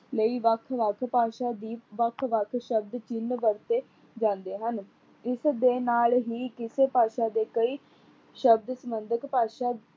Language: Punjabi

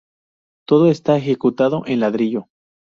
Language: Spanish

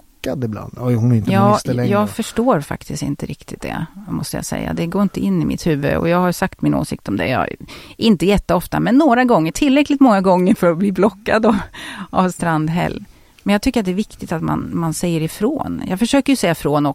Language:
Swedish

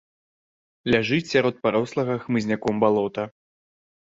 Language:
Belarusian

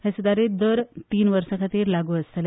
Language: Konkani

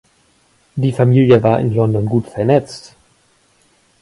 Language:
German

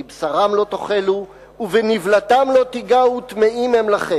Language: Hebrew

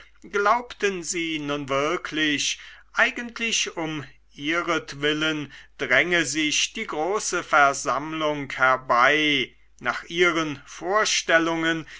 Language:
German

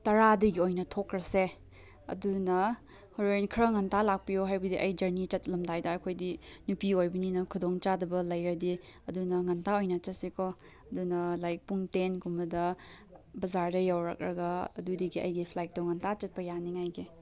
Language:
Manipuri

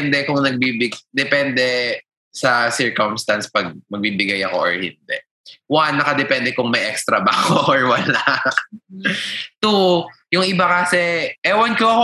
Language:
Filipino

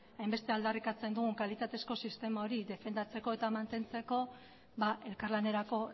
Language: Basque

